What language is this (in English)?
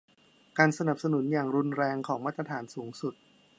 Thai